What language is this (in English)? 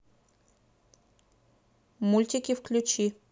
Russian